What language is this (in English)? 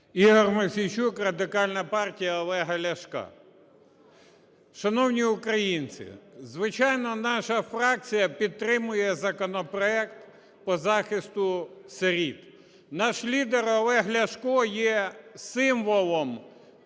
Ukrainian